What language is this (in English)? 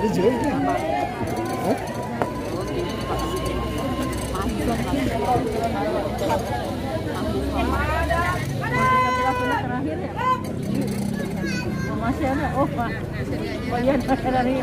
Indonesian